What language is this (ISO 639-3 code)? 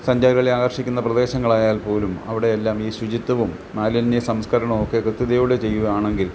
mal